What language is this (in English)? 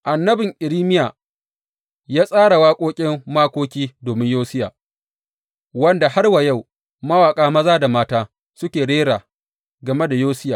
Hausa